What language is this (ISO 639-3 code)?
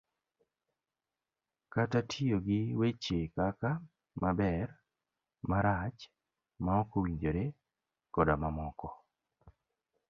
luo